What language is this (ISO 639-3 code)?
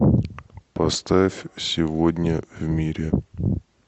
rus